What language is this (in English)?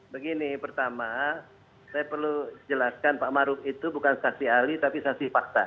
Indonesian